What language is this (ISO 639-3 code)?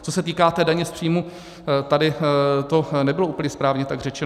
ces